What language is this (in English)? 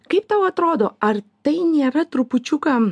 Lithuanian